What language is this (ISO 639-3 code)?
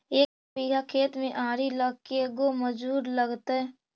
mag